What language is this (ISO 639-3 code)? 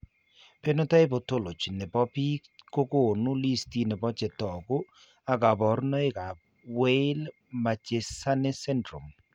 kln